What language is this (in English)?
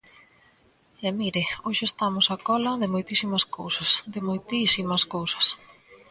Galician